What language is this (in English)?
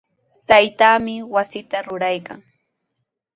Sihuas Ancash Quechua